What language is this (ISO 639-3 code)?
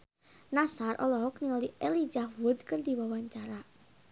sun